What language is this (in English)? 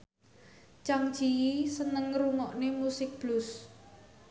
Javanese